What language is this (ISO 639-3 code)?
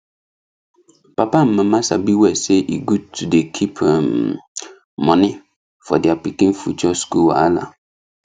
pcm